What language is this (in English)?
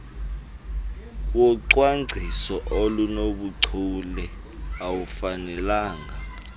Xhosa